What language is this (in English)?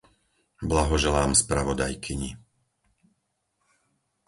Slovak